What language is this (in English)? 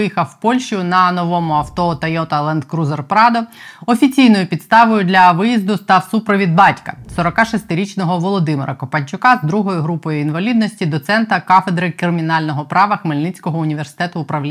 Ukrainian